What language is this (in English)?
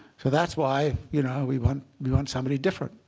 English